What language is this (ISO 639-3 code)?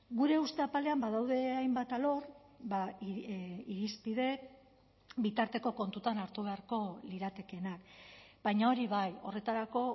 eus